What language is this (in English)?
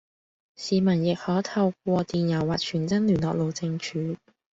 Cantonese